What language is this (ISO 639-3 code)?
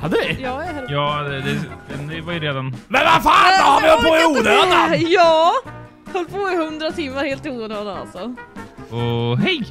swe